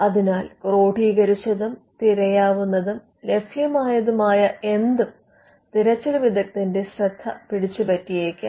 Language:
Malayalam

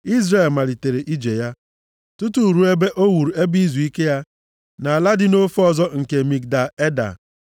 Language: Igbo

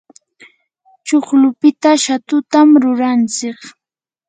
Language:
Yanahuanca Pasco Quechua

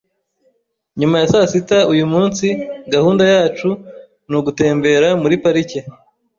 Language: Kinyarwanda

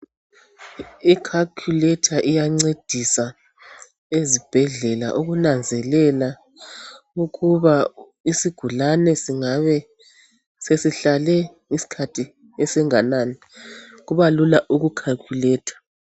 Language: North Ndebele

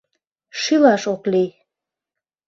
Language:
Mari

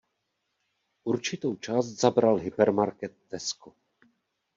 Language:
Czech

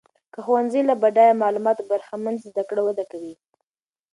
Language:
Pashto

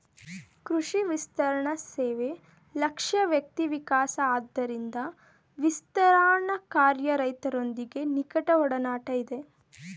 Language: Kannada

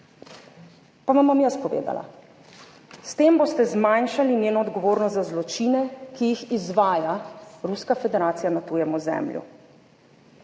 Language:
Slovenian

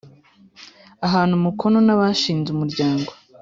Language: Kinyarwanda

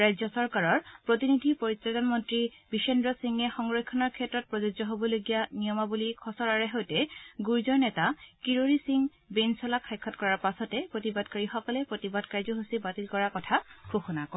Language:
Assamese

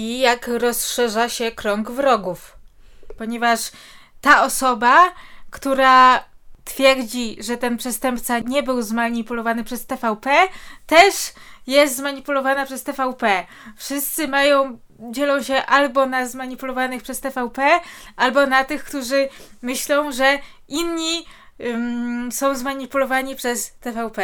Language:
Polish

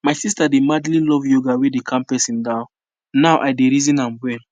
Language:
Nigerian Pidgin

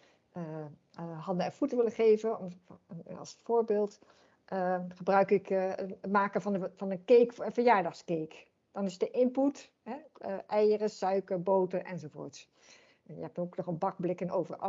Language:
Dutch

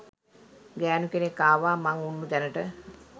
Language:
Sinhala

